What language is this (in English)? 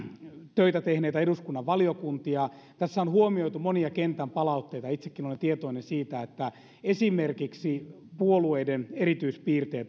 Finnish